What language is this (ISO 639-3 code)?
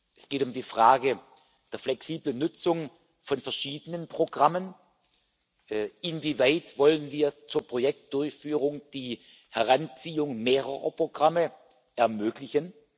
deu